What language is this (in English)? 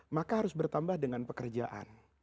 Indonesian